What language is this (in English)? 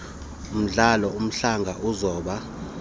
Xhosa